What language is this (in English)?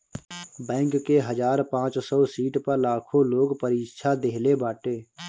Bhojpuri